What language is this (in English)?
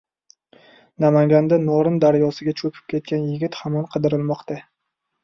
Uzbek